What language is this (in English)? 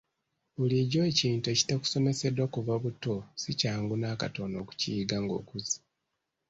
Ganda